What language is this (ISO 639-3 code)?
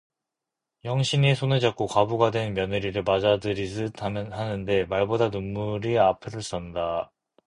kor